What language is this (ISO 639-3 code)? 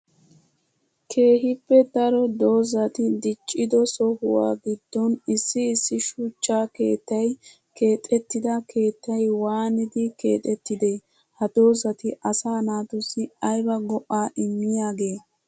wal